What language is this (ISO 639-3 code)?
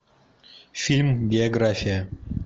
rus